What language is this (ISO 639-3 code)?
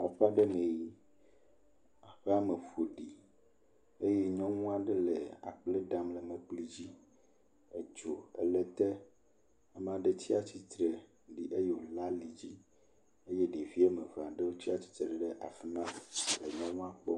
ewe